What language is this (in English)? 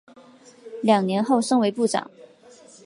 Chinese